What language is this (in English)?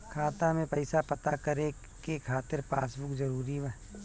Bhojpuri